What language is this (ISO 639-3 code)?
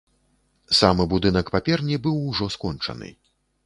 bel